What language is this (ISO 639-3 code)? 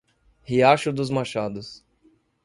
por